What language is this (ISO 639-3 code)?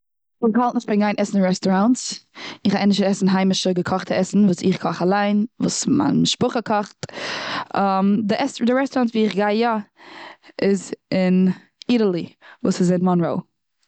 yid